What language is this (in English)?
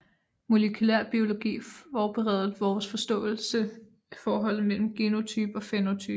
Danish